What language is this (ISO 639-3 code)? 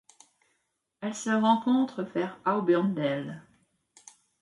fra